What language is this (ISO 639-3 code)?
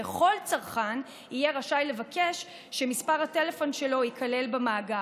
heb